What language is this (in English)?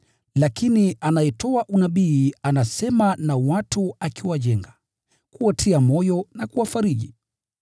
Swahili